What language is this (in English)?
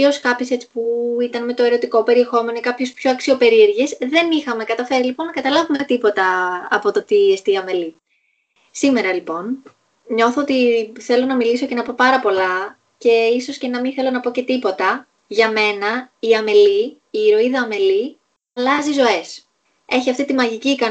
Greek